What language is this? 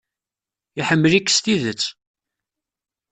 Kabyle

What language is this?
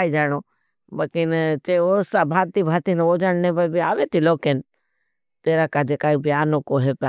Bhili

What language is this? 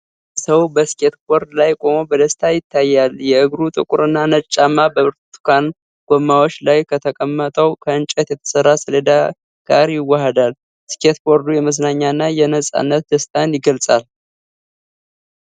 Amharic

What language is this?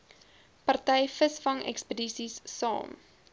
Afrikaans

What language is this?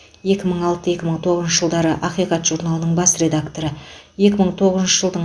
Kazakh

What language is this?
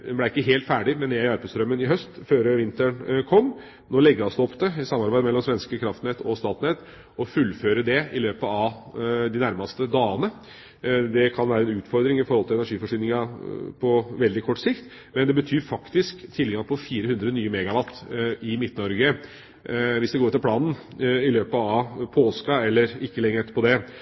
Norwegian Bokmål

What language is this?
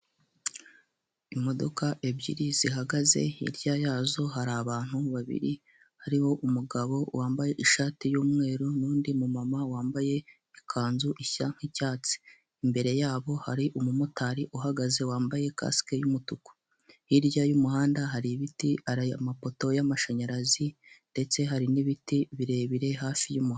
Kinyarwanda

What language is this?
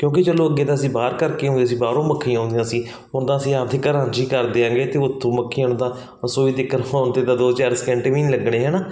Punjabi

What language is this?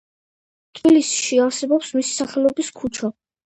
Georgian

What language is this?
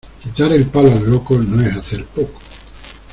Spanish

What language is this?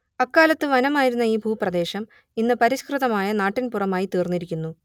Malayalam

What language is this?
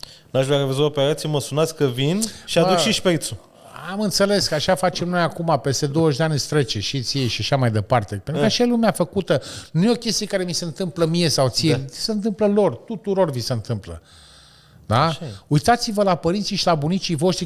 Romanian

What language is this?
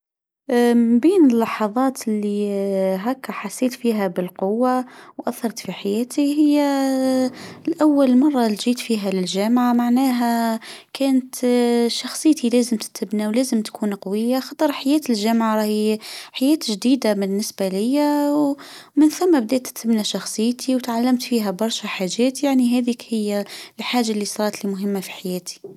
Tunisian Arabic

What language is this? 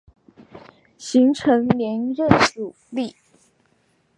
Chinese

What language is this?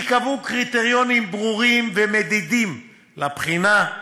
Hebrew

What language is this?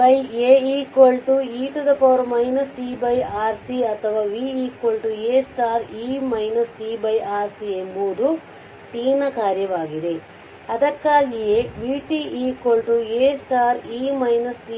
Kannada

